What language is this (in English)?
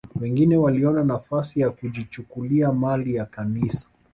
Swahili